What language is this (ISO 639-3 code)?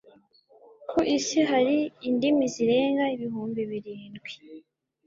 kin